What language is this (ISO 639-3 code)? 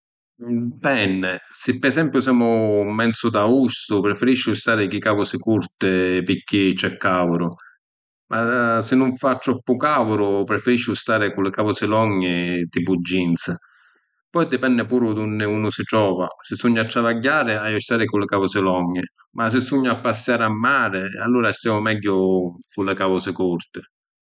scn